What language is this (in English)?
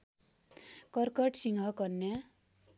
Nepali